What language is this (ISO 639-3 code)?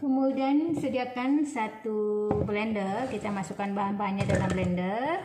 ind